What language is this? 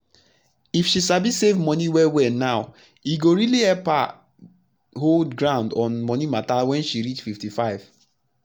Nigerian Pidgin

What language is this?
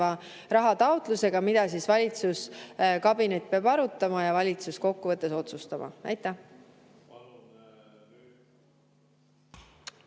Estonian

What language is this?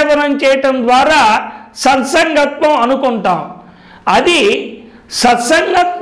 Hindi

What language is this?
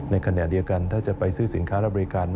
Thai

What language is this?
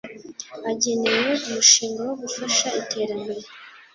Kinyarwanda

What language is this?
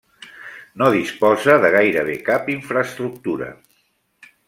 Catalan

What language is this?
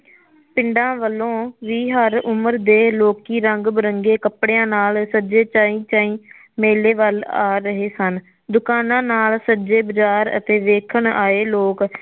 Punjabi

